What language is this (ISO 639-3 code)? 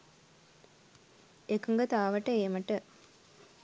sin